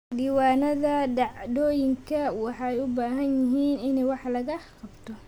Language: Somali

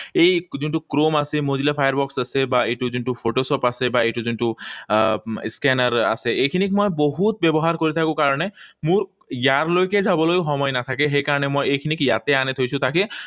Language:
Assamese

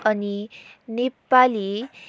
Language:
Nepali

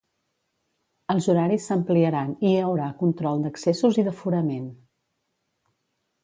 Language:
Catalan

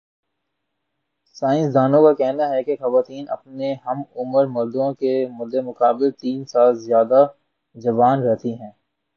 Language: Urdu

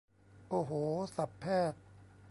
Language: Thai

